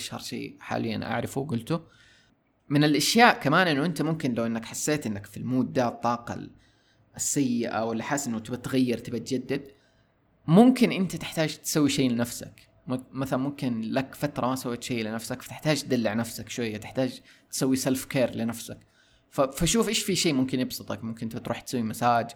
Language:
Arabic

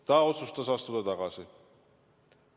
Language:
Estonian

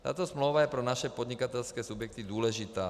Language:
Czech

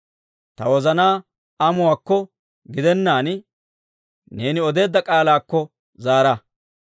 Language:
Dawro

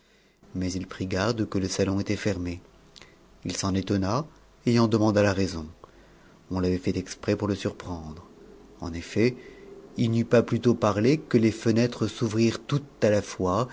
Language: French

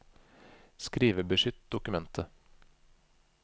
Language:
Norwegian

